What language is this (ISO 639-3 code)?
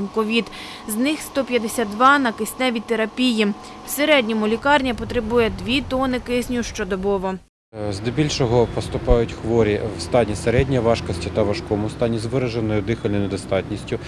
ukr